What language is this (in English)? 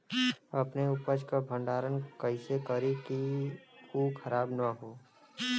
Bhojpuri